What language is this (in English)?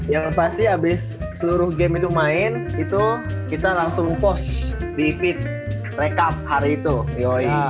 Indonesian